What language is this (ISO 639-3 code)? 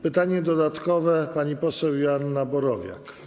pol